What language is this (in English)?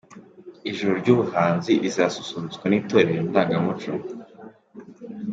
Kinyarwanda